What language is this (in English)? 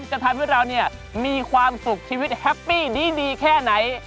Thai